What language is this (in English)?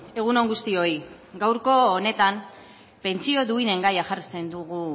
Basque